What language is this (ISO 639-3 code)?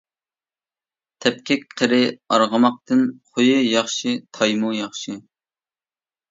uig